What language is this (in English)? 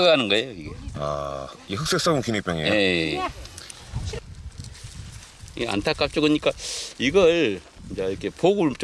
Korean